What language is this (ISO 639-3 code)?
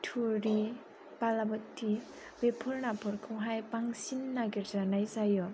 brx